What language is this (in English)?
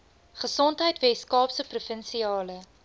Afrikaans